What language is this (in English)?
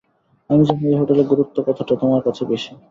Bangla